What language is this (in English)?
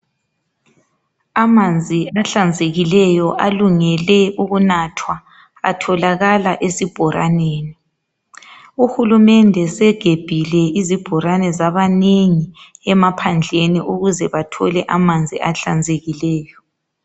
North Ndebele